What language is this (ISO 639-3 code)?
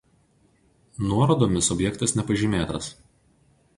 lit